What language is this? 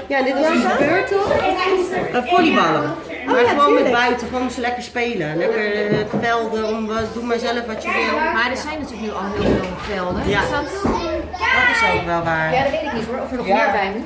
Dutch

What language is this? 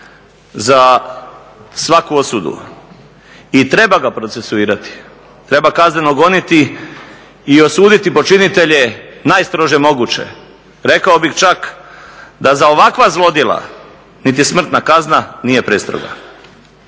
Croatian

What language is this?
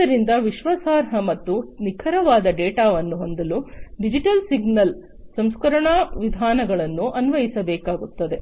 Kannada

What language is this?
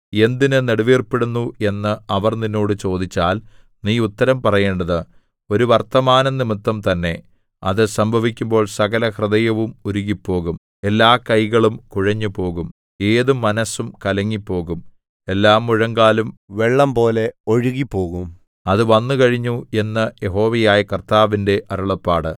Malayalam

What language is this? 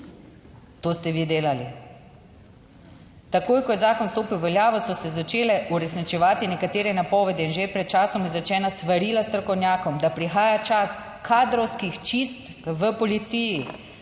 Slovenian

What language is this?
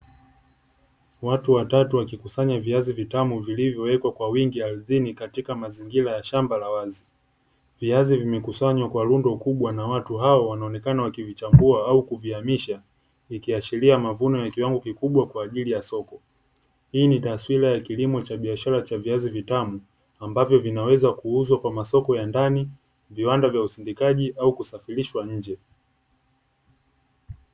Swahili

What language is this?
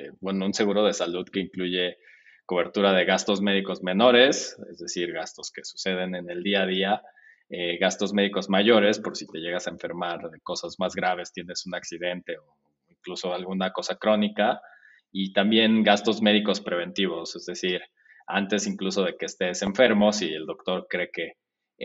Spanish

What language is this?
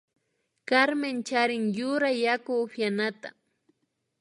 Imbabura Highland Quichua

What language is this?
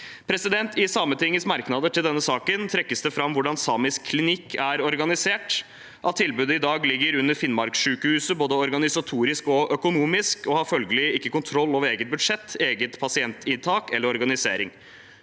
Norwegian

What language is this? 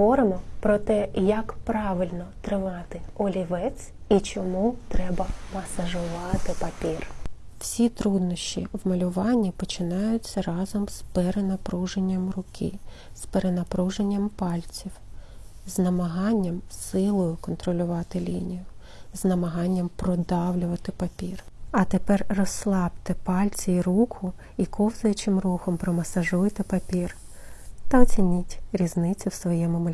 Ukrainian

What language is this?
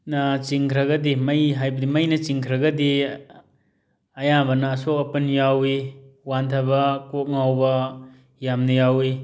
Manipuri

